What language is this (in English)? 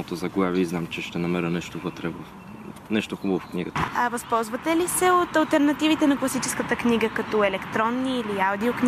Bulgarian